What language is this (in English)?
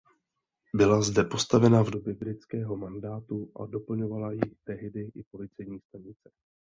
Czech